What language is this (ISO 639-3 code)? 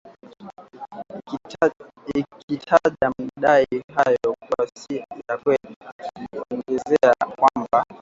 swa